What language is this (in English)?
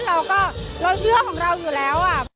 Thai